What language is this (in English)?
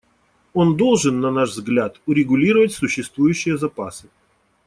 Russian